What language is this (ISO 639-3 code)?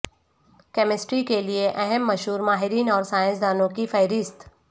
urd